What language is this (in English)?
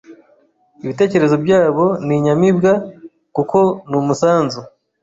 Kinyarwanda